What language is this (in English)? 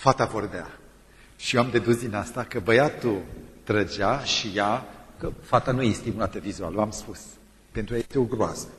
Romanian